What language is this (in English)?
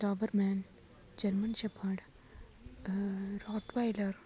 Sanskrit